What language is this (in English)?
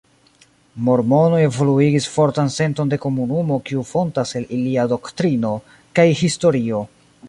Esperanto